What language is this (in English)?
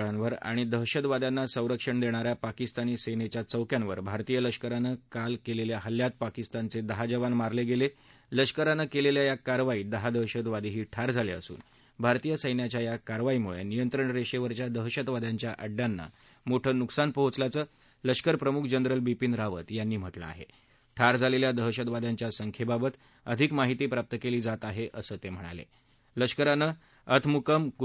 Marathi